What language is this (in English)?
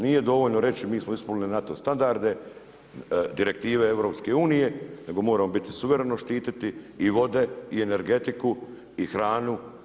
Croatian